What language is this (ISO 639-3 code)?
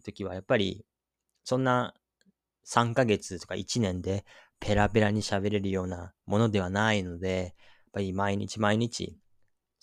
jpn